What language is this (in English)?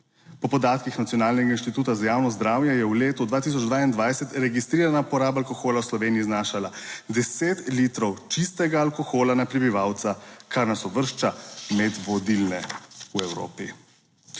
Slovenian